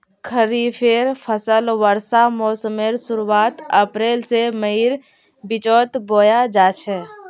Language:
Magahi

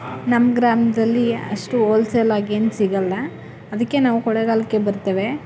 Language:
Kannada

